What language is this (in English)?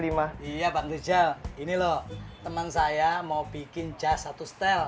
Indonesian